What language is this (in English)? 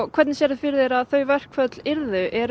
Icelandic